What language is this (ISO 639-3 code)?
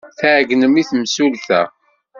kab